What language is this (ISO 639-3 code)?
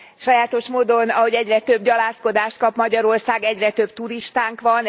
hun